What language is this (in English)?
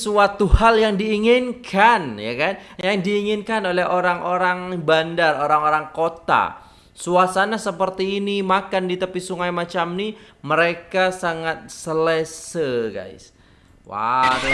Indonesian